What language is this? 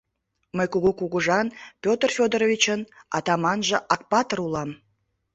Mari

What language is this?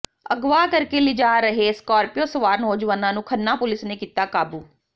Punjabi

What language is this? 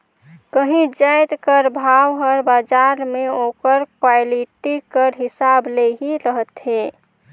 Chhattisgarhi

